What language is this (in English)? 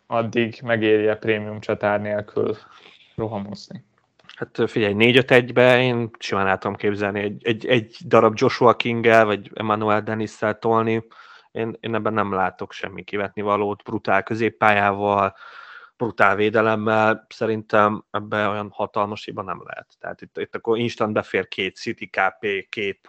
Hungarian